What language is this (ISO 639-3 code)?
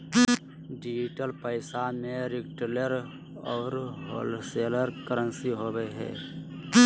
mag